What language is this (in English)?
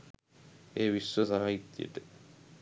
Sinhala